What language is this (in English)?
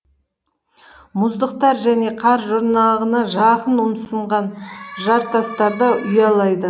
Kazakh